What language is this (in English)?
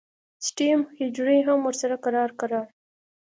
Pashto